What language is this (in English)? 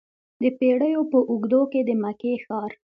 Pashto